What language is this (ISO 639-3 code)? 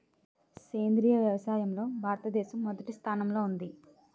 tel